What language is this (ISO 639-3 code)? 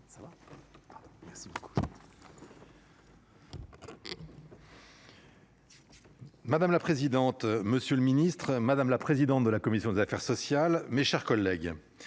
fra